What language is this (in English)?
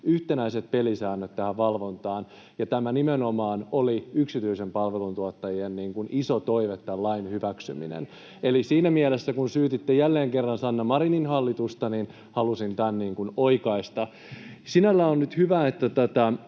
Finnish